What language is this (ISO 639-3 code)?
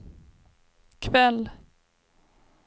swe